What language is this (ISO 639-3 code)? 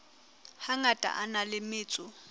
sot